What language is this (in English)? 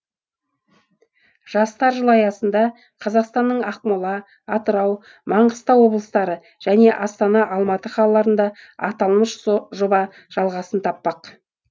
Kazakh